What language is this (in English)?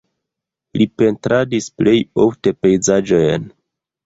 Esperanto